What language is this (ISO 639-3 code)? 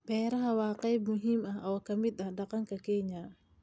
som